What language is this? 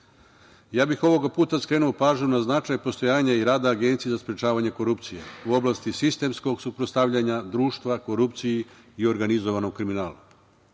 Serbian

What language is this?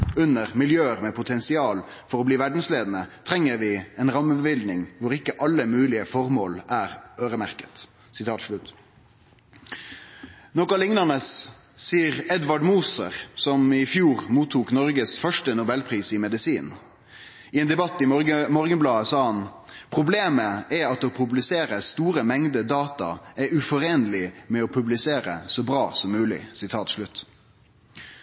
Norwegian Nynorsk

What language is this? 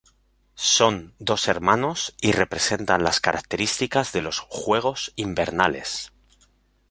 Spanish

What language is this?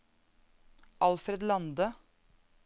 Norwegian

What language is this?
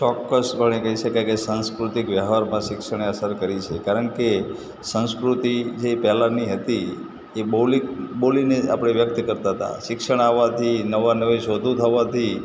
Gujarati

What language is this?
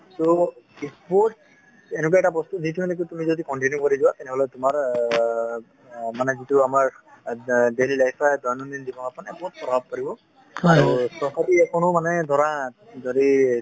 Assamese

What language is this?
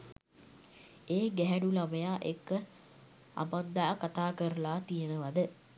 Sinhala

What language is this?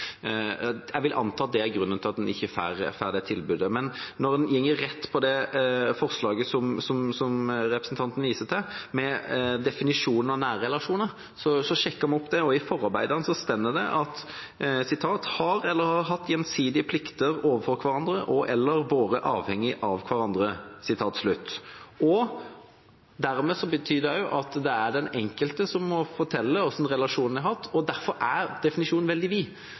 Norwegian Bokmål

